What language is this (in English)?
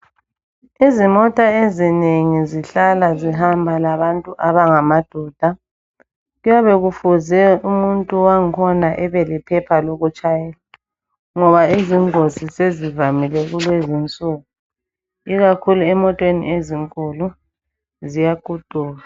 North Ndebele